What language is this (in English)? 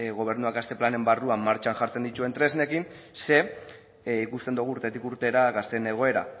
Basque